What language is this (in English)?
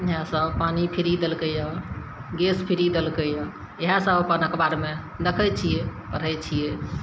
Maithili